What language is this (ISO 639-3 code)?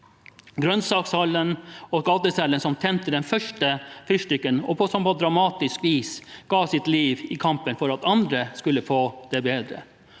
nor